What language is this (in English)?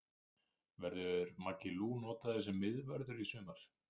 Icelandic